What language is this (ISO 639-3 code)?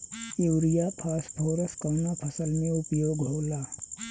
bho